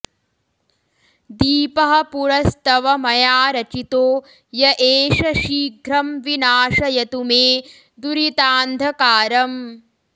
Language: Sanskrit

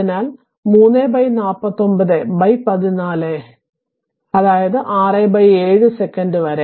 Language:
Malayalam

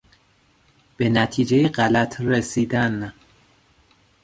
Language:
Persian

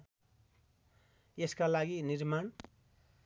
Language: Nepali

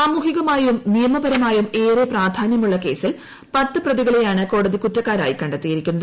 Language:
Malayalam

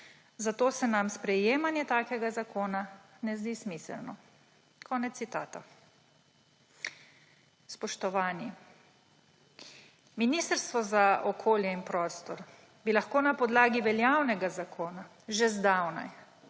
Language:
Slovenian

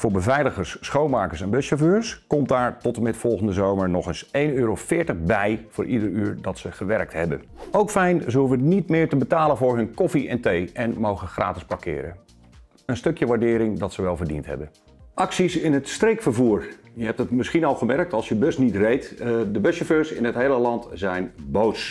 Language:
Dutch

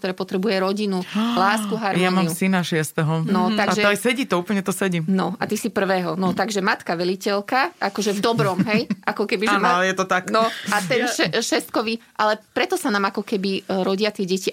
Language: Slovak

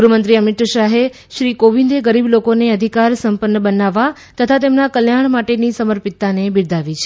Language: Gujarati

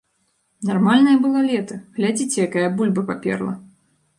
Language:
Belarusian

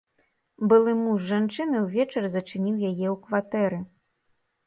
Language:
Belarusian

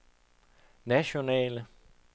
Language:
Danish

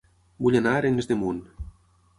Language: Catalan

